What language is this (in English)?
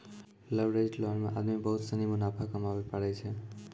Maithili